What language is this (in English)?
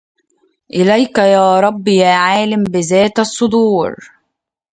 Arabic